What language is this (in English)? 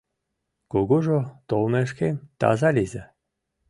Mari